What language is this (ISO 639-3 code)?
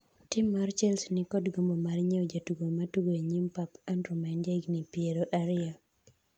luo